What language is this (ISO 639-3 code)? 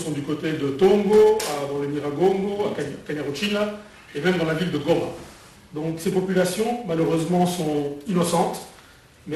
fra